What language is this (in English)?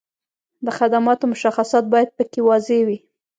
Pashto